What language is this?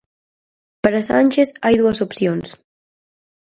Galician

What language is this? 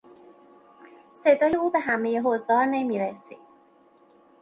Persian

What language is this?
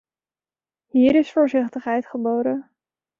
Dutch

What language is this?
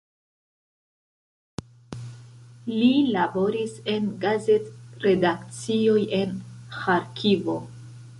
Esperanto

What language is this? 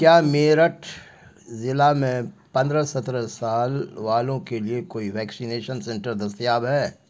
Urdu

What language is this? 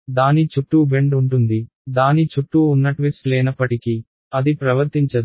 Telugu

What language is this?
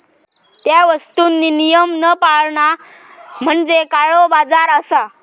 Marathi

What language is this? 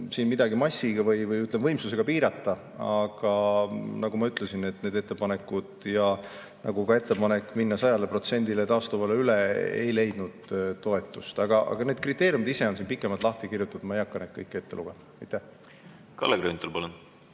Estonian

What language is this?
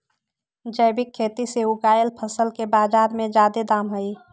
Magahi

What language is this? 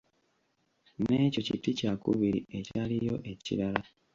Ganda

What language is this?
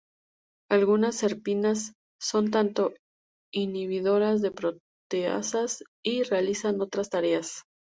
Spanish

